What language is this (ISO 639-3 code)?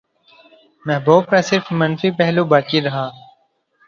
urd